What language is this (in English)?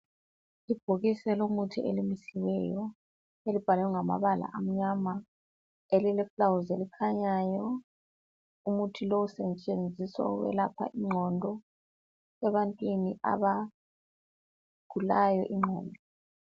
North Ndebele